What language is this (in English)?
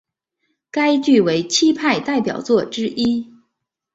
Chinese